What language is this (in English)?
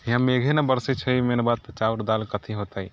Maithili